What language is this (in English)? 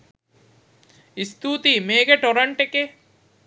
Sinhala